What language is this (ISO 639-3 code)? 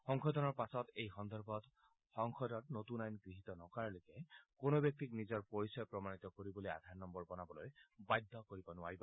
asm